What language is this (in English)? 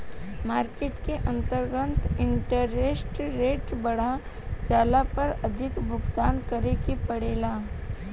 Bhojpuri